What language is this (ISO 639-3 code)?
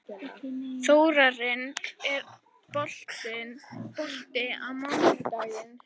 isl